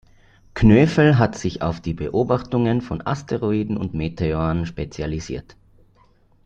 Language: German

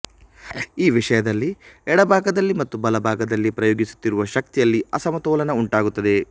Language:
Kannada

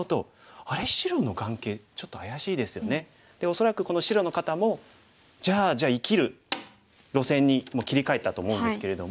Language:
Japanese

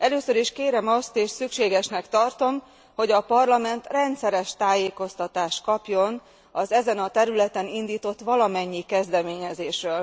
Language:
Hungarian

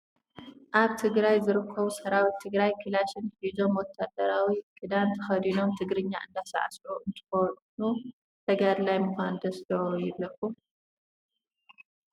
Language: Tigrinya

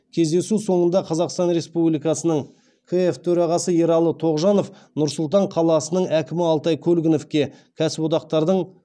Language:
Kazakh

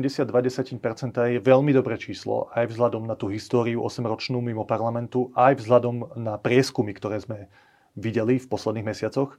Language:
Slovak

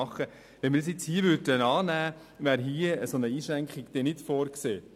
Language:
Swiss German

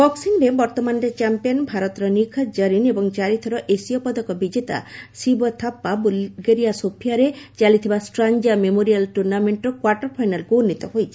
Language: Odia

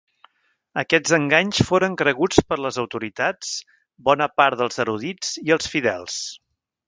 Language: Catalan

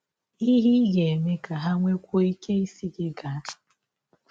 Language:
Igbo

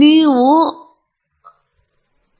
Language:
Kannada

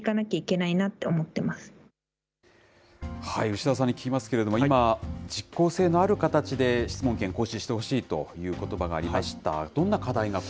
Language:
Japanese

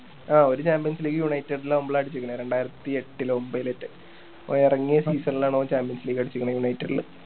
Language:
Malayalam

